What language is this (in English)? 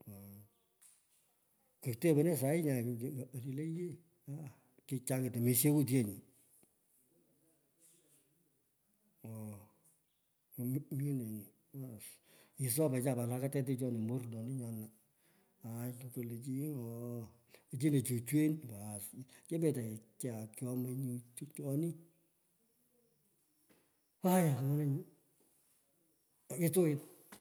Pökoot